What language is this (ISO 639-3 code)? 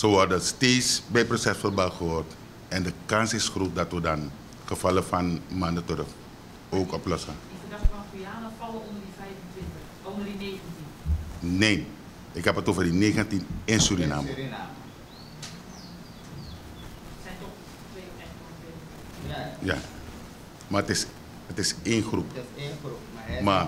nld